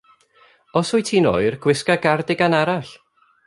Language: Welsh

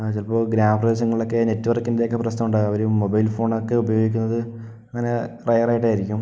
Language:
Malayalam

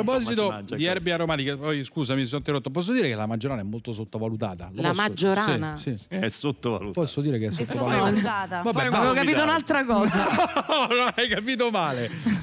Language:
Italian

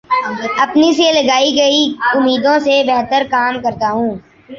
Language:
Urdu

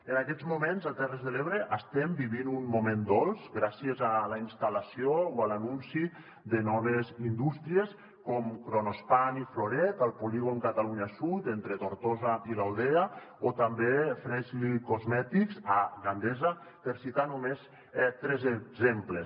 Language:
Catalan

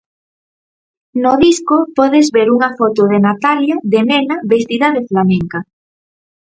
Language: Galician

